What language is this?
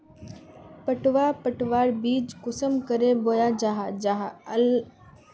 Magahi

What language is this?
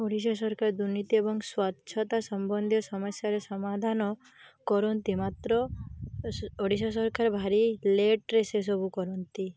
Odia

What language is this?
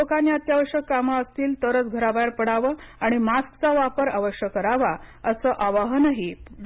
Marathi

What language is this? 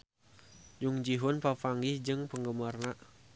Sundanese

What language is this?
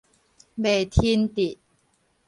Min Nan Chinese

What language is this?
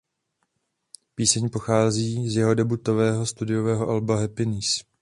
Czech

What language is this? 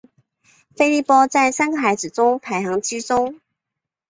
Chinese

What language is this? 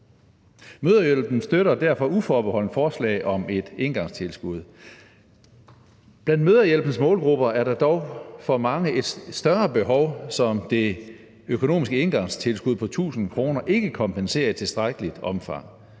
Danish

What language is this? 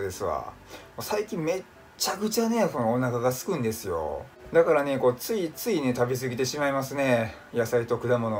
Japanese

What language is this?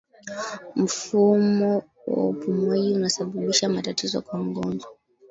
Swahili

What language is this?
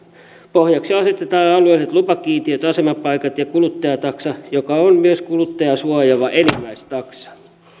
Finnish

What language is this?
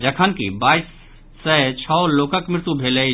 Maithili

